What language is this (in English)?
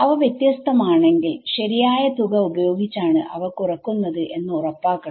Malayalam